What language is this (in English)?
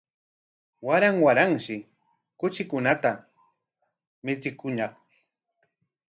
Corongo Ancash Quechua